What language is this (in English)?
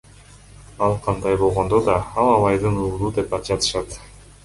Kyrgyz